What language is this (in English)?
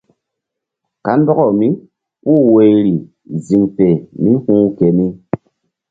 Mbum